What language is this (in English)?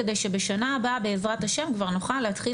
Hebrew